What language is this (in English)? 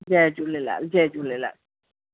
Sindhi